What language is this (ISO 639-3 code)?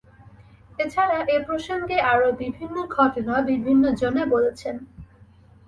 ben